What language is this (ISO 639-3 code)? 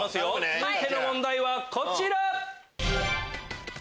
jpn